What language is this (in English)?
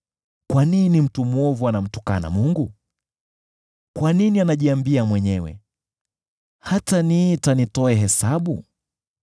Swahili